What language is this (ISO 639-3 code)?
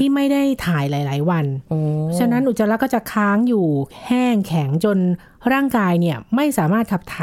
tha